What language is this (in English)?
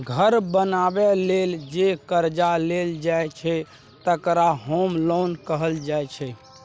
Maithili